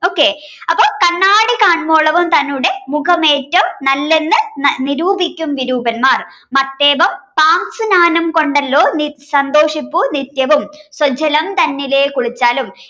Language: Malayalam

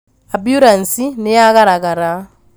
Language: Kikuyu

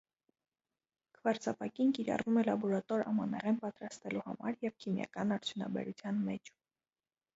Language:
Armenian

